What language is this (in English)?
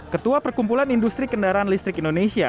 Indonesian